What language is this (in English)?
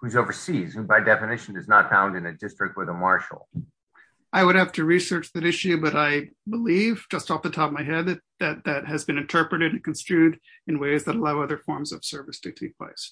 English